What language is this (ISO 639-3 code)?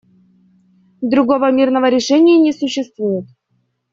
rus